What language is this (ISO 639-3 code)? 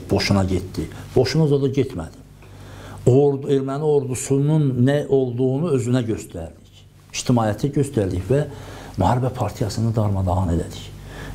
tur